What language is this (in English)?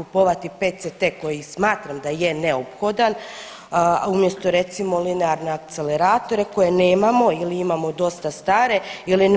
Croatian